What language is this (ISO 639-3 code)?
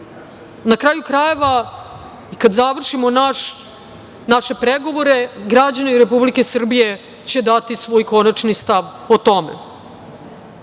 srp